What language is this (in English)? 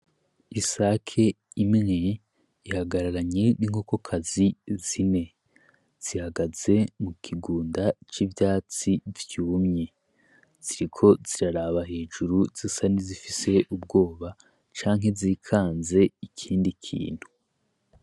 Rundi